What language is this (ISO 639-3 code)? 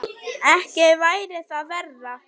isl